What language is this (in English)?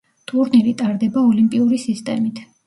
Georgian